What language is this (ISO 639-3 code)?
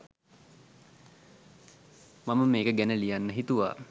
sin